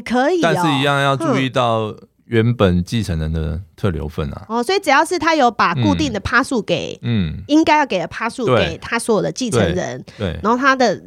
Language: Chinese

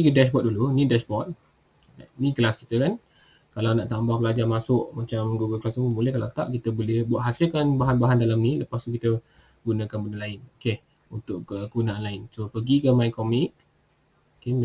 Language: Malay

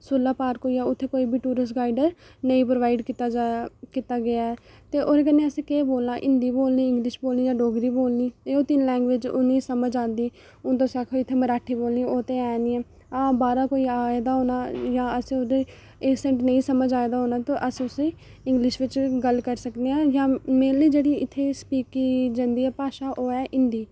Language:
Dogri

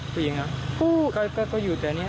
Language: Thai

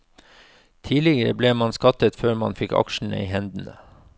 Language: Norwegian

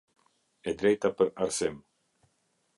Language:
Albanian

